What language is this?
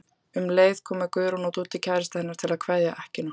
Icelandic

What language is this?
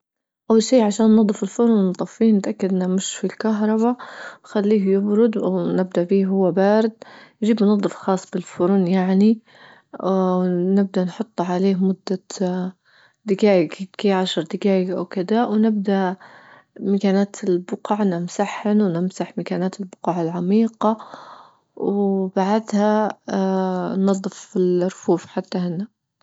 Libyan Arabic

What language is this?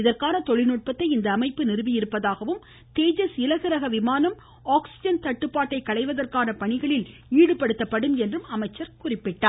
Tamil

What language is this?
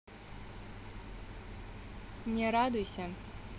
Russian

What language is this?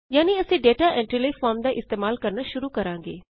Punjabi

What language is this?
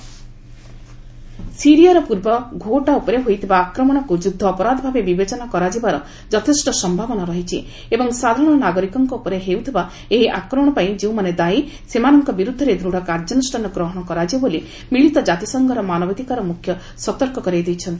Odia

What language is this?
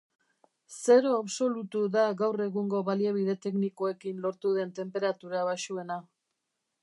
Basque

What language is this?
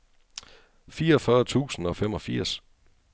Danish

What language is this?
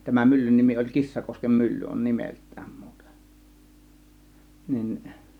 Finnish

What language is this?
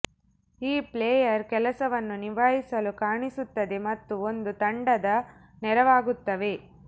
Kannada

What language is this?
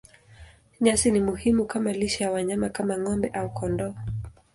Swahili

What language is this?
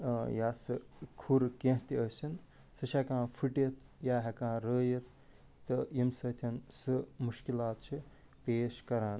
Kashmiri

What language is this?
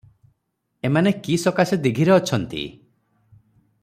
Odia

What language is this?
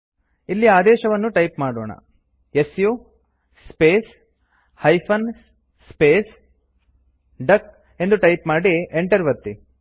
Kannada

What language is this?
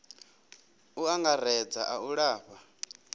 Venda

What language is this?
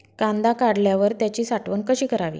Marathi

